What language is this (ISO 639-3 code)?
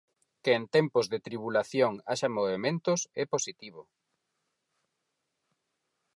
glg